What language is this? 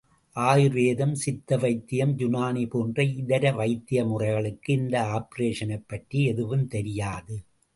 Tamil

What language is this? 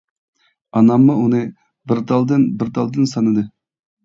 Uyghur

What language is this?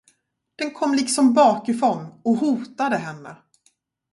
Swedish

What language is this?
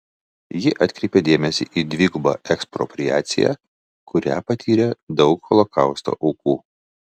Lithuanian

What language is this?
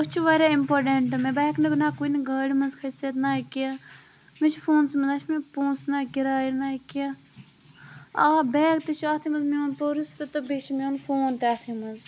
Kashmiri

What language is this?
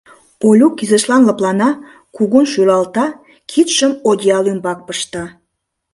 Mari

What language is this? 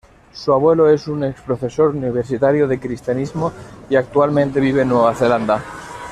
Spanish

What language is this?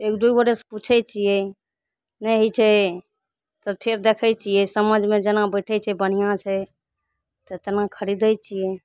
Maithili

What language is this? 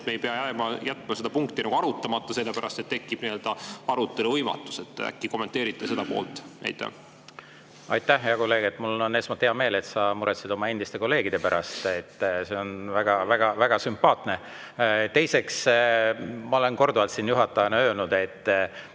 Estonian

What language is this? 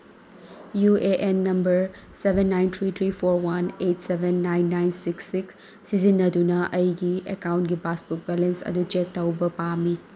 Manipuri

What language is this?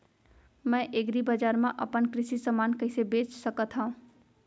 Chhattisgarhi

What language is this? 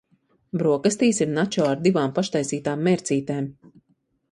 Latvian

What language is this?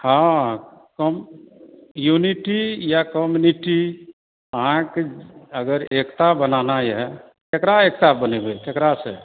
Maithili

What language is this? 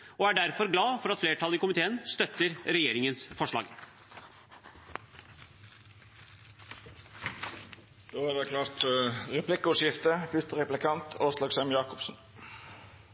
Norwegian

